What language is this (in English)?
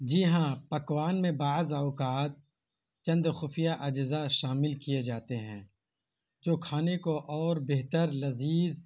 Urdu